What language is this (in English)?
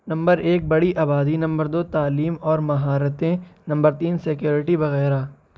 Urdu